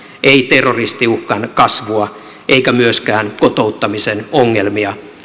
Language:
Finnish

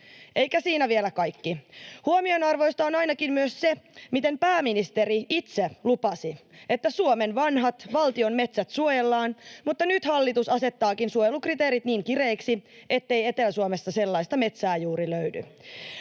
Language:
Finnish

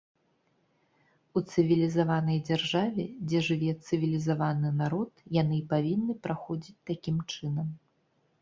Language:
Belarusian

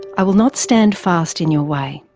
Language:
English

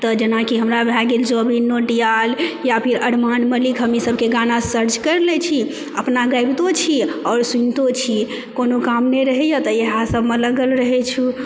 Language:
Maithili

